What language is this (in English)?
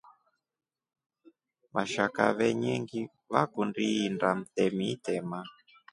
Rombo